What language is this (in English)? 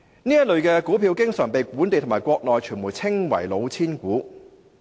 Cantonese